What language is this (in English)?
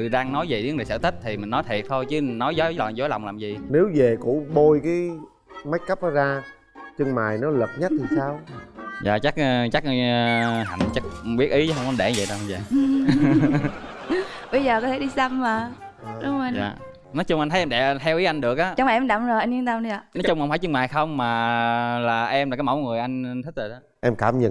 Vietnamese